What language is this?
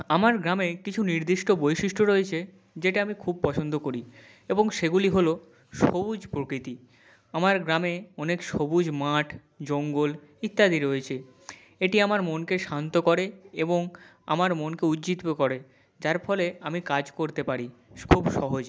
Bangla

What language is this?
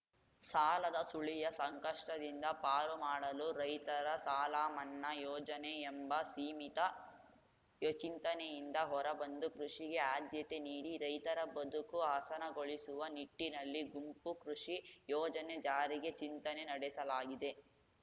Kannada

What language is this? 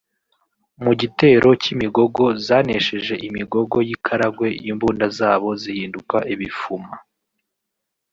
Kinyarwanda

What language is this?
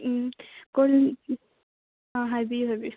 Manipuri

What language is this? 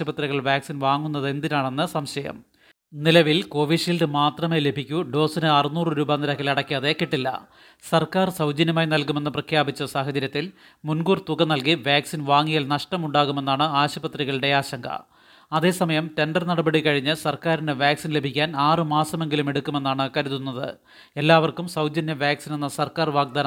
Malayalam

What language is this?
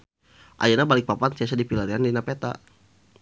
Sundanese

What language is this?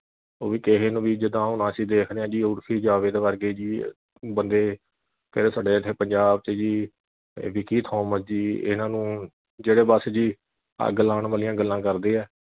Punjabi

